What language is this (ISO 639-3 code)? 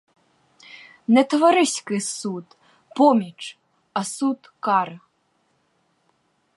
ukr